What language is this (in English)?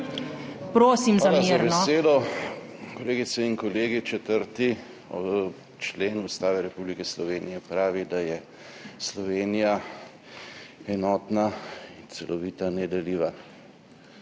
Slovenian